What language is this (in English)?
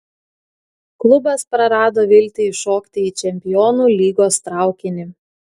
Lithuanian